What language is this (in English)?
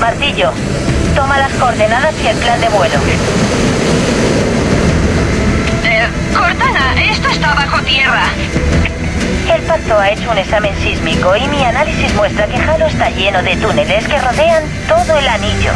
Spanish